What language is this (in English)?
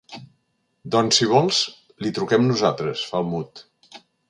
Catalan